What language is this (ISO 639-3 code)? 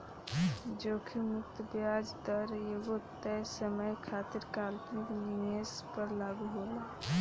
bho